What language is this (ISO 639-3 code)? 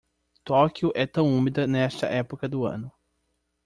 por